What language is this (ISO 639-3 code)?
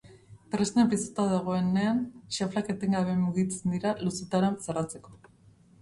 eus